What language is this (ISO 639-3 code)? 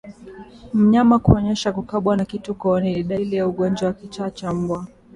swa